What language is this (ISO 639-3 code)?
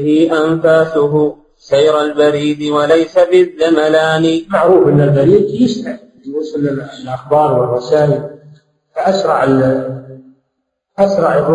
ara